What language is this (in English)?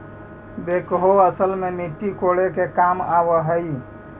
Magahi